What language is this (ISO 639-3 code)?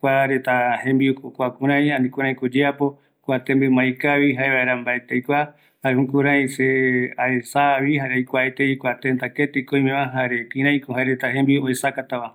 gui